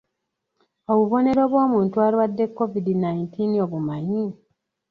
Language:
Ganda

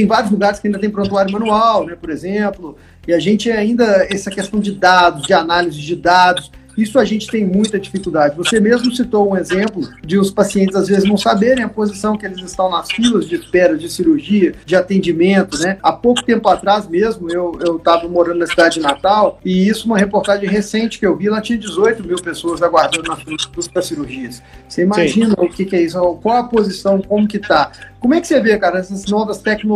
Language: Portuguese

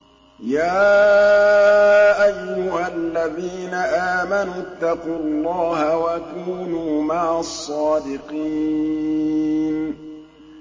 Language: Arabic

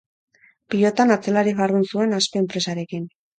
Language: Basque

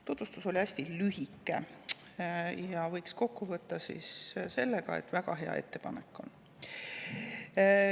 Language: Estonian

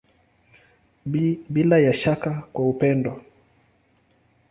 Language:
Swahili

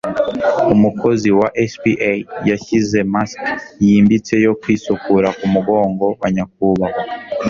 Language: Kinyarwanda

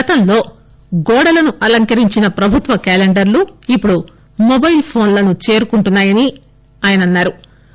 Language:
Telugu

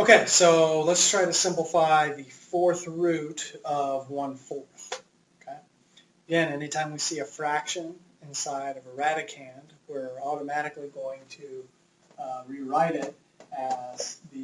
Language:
English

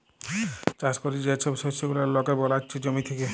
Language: Bangla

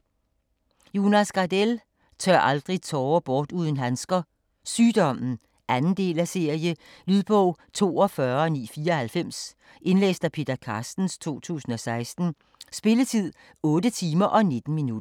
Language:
Danish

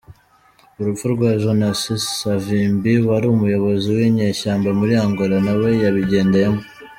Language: Kinyarwanda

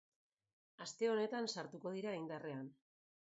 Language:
Basque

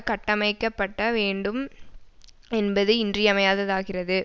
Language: Tamil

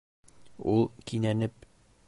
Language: Bashkir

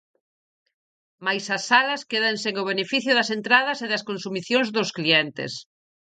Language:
Galician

